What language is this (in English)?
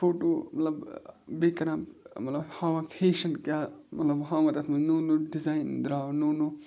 Kashmiri